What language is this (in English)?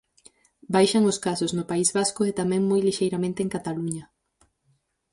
Galician